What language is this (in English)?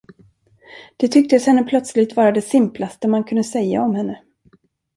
Swedish